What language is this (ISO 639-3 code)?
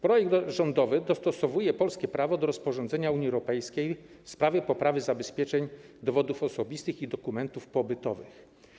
pol